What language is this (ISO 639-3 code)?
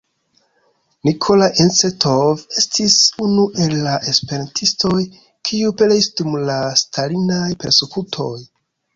epo